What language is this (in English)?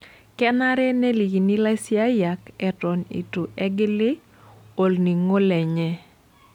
Masai